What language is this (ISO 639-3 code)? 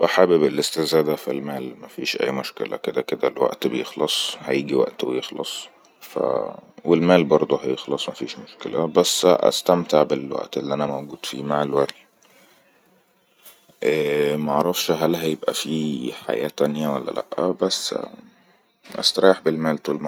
arz